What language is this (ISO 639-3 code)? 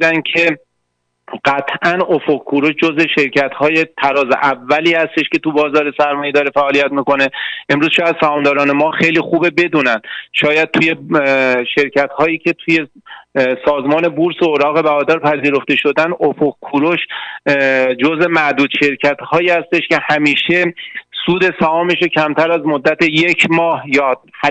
fas